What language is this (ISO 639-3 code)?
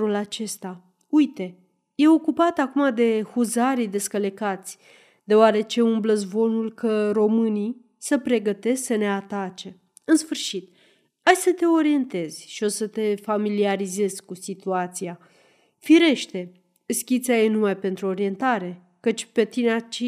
ron